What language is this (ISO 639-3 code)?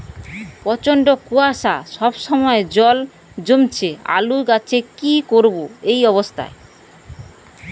ben